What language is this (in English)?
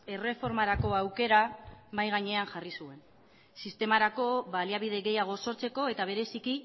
Basque